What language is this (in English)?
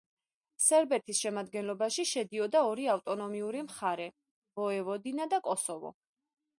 Georgian